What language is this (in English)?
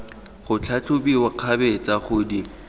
Tswana